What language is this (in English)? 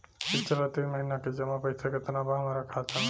Bhojpuri